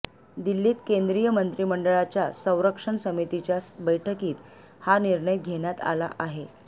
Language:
Marathi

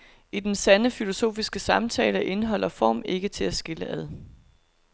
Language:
Danish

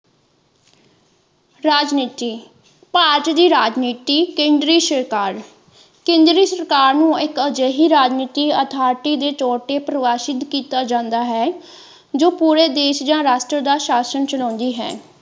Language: Punjabi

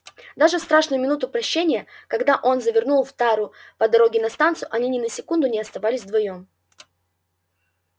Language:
Russian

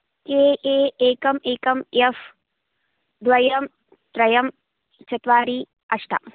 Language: Sanskrit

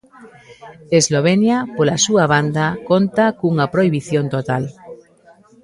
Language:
Galician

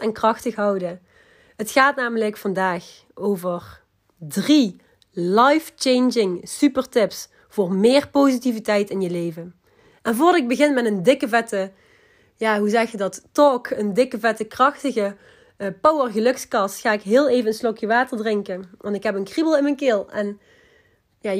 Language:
Dutch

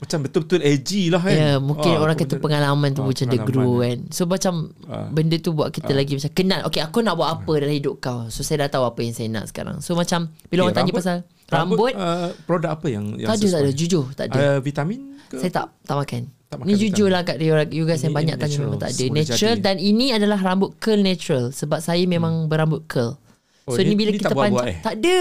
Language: Malay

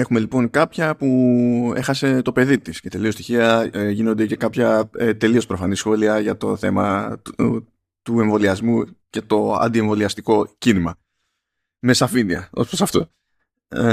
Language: Greek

